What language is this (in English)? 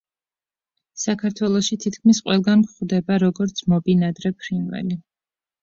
Georgian